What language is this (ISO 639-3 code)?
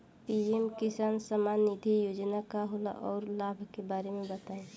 bho